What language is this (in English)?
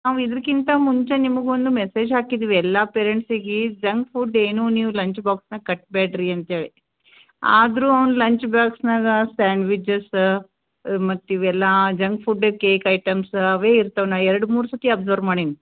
Kannada